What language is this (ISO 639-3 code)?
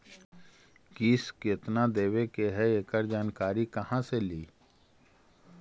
mag